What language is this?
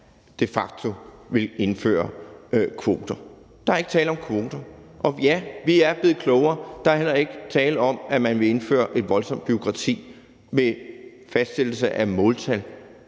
Danish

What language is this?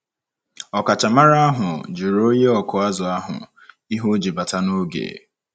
Igbo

